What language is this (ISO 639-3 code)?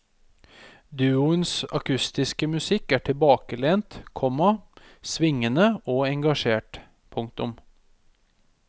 nor